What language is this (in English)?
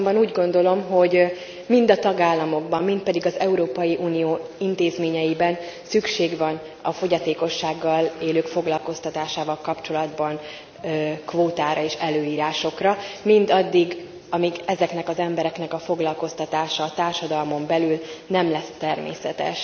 Hungarian